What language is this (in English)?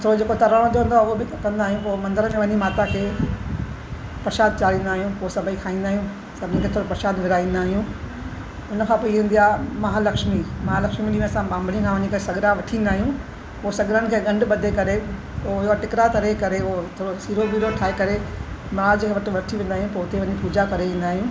Sindhi